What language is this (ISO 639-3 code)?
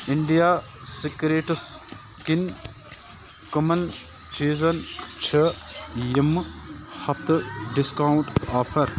kas